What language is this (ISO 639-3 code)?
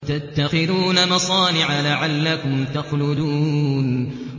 ara